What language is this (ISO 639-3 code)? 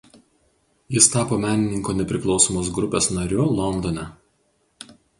lit